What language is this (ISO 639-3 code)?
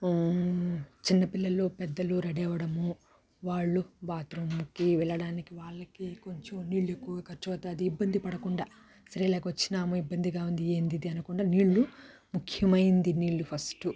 tel